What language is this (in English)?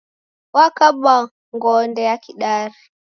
Taita